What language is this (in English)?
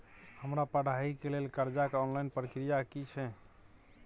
Maithili